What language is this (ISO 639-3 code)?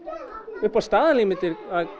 isl